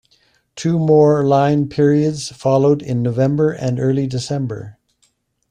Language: English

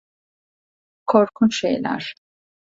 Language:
Turkish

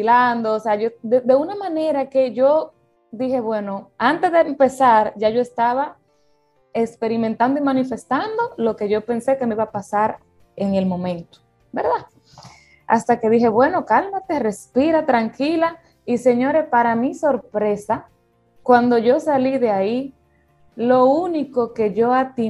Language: Spanish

